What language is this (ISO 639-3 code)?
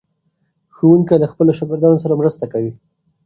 pus